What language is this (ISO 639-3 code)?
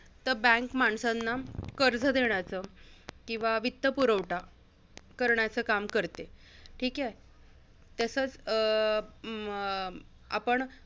mar